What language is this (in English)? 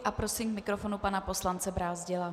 Czech